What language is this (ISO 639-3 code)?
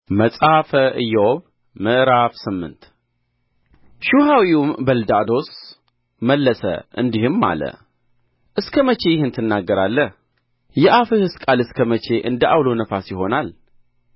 amh